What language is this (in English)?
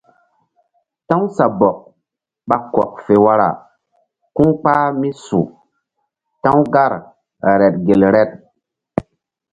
Mbum